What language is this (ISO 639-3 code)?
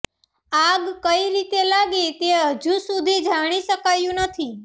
guj